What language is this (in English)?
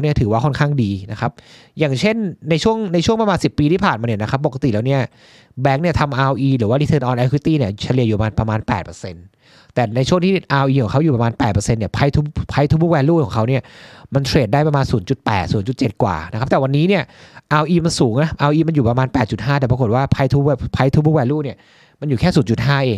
Thai